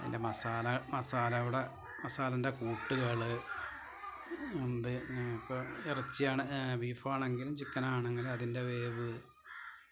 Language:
Malayalam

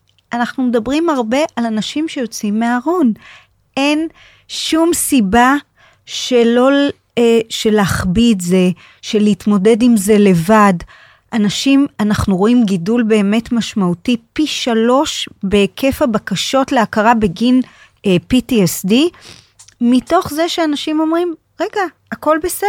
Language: Hebrew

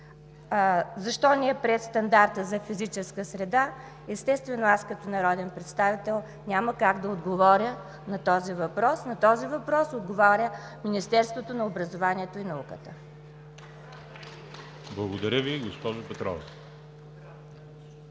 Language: Bulgarian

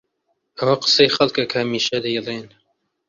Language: Central Kurdish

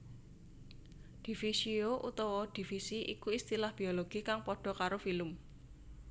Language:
Javanese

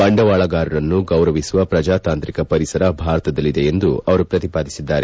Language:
Kannada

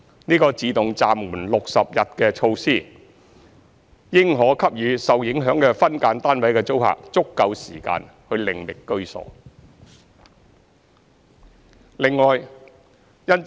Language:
Cantonese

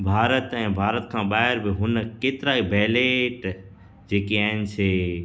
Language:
Sindhi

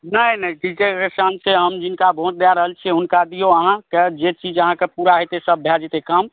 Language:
Maithili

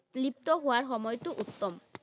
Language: Assamese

